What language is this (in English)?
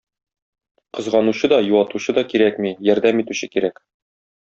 Tatar